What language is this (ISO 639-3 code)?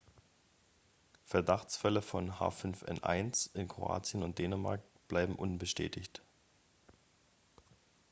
deu